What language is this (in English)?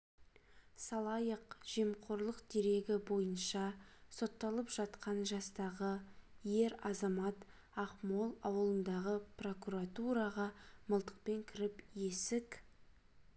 Kazakh